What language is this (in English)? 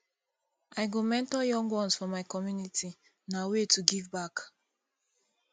Nigerian Pidgin